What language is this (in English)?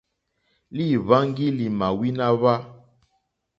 Mokpwe